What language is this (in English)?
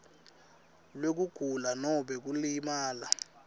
Swati